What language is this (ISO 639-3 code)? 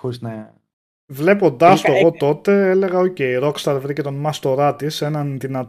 ell